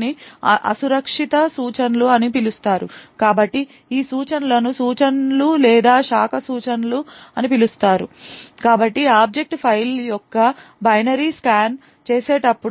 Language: Telugu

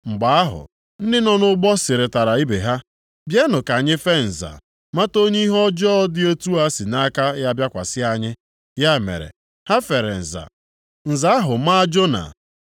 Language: Igbo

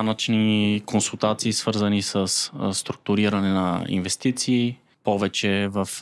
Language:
Bulgarian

